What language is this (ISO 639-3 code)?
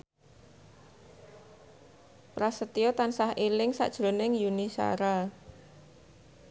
jav